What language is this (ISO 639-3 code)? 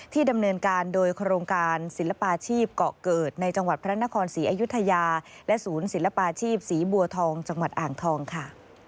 tha